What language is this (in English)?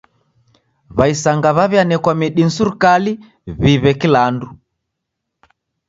Taita